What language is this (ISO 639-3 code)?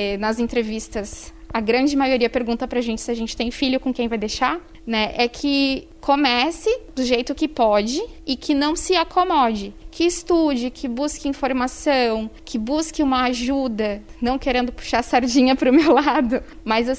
por